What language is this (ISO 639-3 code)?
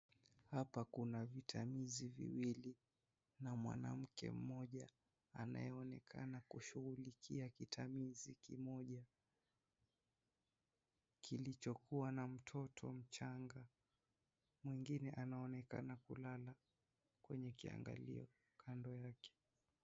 swa